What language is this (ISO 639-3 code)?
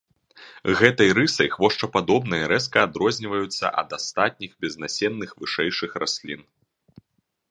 bel